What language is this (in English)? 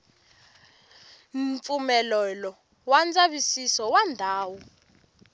Tsonga